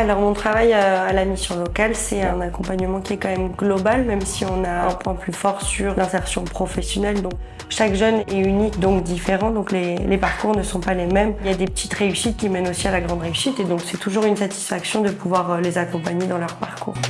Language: French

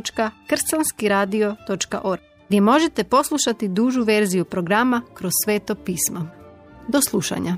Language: Croatian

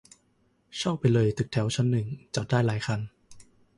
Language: Thai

